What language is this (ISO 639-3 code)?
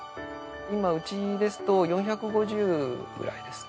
jpn